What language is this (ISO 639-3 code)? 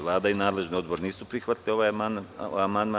srp